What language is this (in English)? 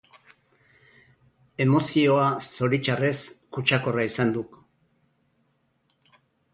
Basque